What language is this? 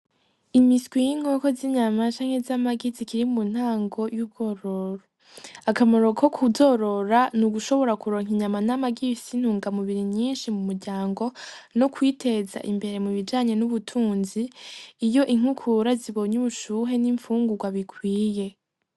Rundi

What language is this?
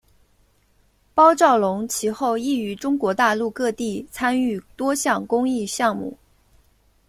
Chinese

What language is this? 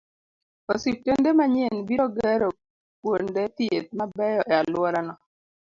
Luo (Kenya and Tanzania)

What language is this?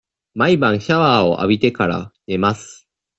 Japanese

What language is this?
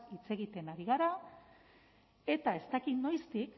Basque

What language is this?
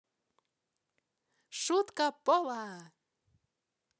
Russian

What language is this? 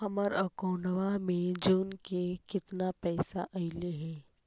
Magahi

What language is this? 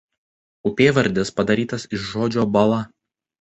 Lithuanian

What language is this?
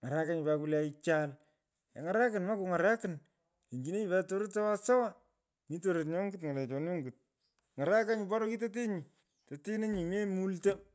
Pökoot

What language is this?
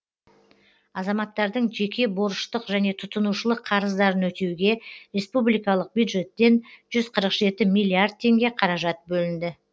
Kazakh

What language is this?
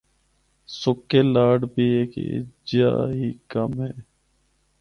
Northern Hindko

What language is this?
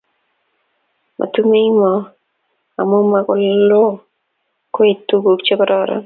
Kalenjin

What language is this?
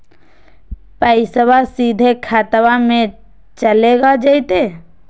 Magahi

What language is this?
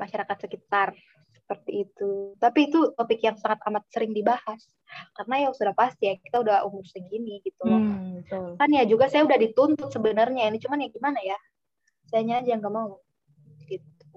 Indonesian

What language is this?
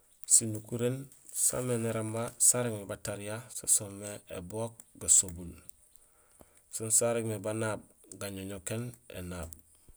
Gusilay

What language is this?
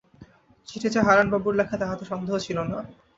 Bangla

